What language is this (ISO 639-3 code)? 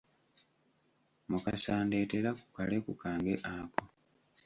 lug